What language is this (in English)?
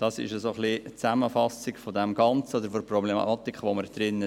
Swiss German